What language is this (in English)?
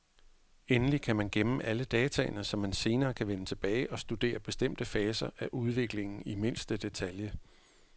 Danish